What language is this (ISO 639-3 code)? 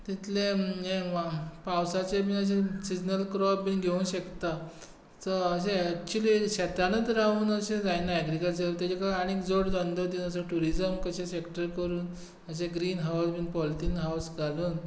kok